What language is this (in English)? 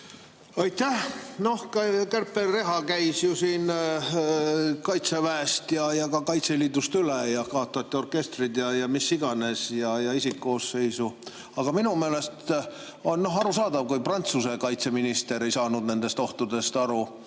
Estonian